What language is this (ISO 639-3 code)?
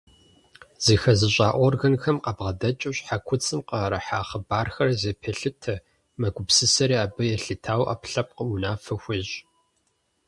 kbd